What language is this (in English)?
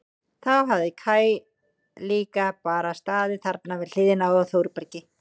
Icelandic